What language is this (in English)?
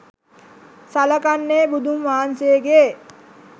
Sinhala